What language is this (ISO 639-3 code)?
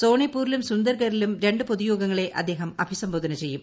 mal